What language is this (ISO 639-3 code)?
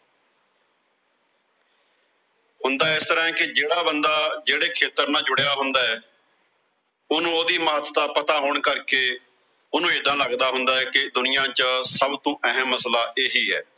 pan